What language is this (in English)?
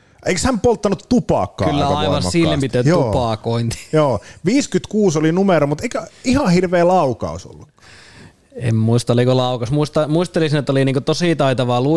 Finnish